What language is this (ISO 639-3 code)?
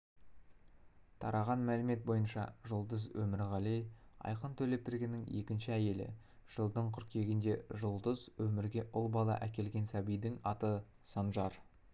kaz